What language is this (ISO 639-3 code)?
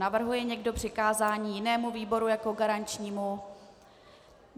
ces